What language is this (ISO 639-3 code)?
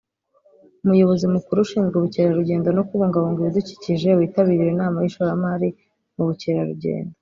kin